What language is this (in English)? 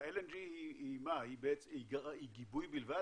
Hebrew